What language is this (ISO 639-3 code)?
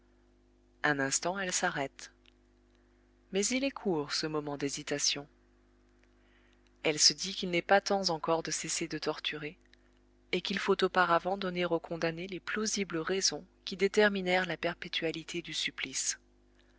fra